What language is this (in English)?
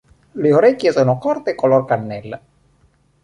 Italian